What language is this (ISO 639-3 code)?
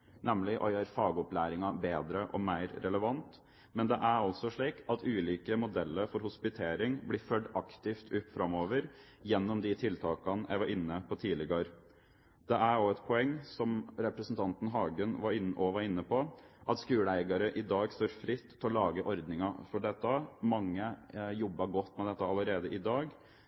nob